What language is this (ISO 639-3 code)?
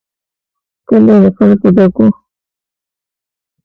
pus